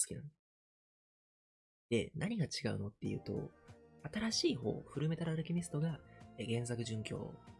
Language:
Japanese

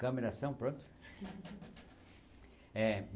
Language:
Portuguese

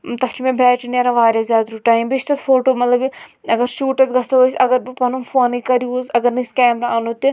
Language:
Kashmiri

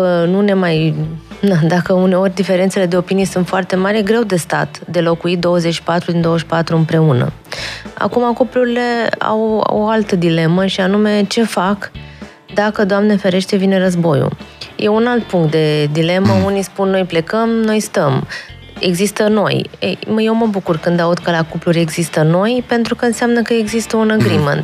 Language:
Romanian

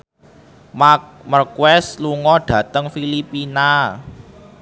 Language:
Javanese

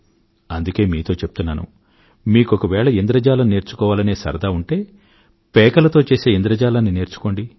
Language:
Telugu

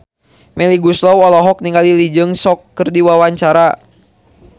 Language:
Sundanese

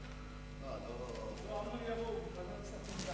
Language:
Hebrew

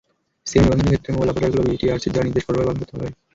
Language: Bangla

